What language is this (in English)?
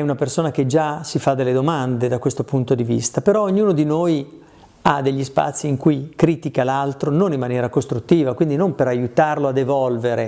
Italian